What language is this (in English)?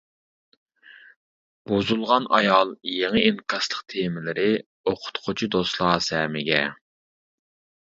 Uyghur